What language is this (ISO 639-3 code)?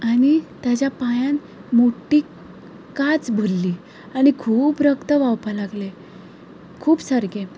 kok